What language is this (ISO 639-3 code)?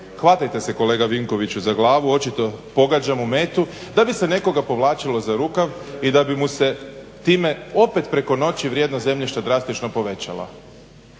hrv